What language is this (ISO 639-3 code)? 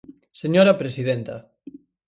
glg